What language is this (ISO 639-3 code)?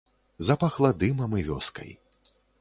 bel